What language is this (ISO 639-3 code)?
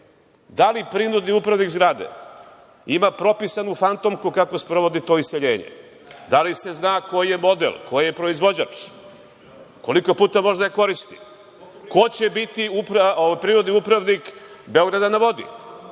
srp